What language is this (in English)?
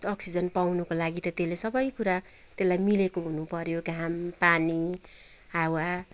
Nepali